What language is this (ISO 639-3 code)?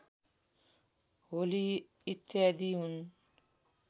nep